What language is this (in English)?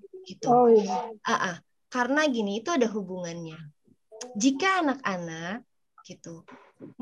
Indonesian